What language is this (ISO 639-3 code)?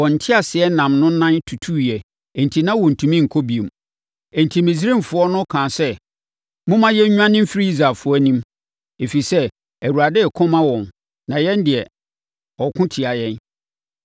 aka